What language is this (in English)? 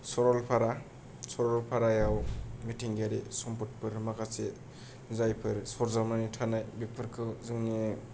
Bodo